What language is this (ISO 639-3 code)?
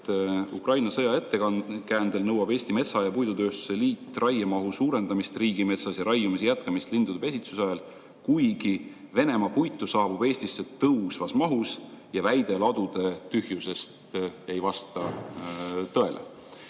est